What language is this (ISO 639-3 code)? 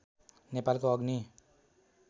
nep